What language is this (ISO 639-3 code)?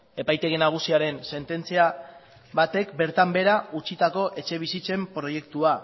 eus